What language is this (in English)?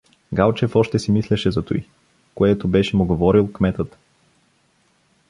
Bulgarian